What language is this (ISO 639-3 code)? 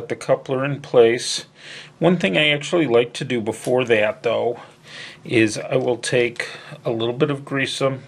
eng